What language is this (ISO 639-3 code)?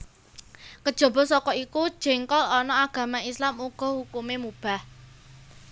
jav